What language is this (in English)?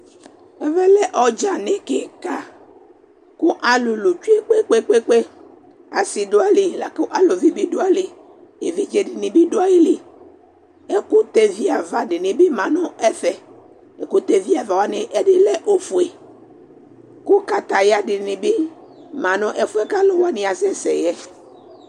Ikposo